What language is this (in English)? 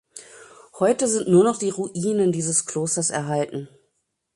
German